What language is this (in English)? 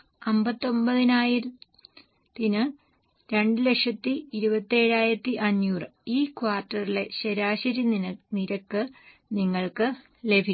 Malayalam